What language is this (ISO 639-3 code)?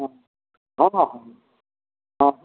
mai